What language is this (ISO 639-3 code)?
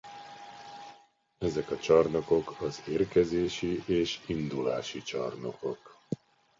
hun